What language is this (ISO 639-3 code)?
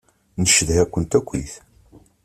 kab